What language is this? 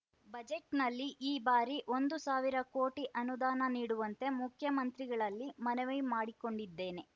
Kannada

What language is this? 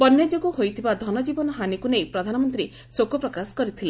Odia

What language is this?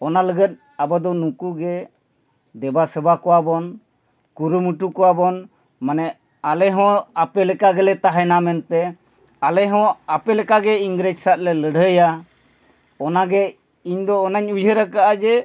Santali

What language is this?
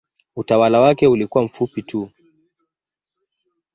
Swahili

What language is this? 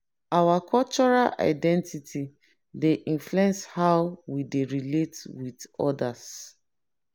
Nigerian Pidgin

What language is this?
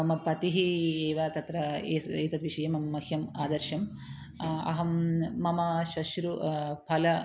Sanskrit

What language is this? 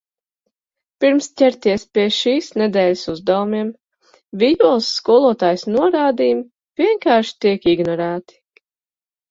Latvian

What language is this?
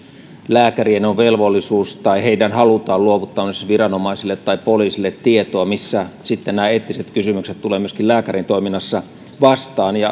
Finnish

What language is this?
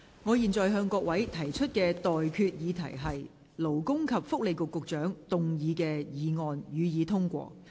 Cantonese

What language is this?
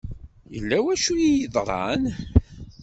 Kabyle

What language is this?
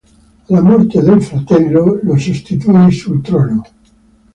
Italian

